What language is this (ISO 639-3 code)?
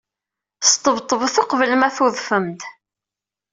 kab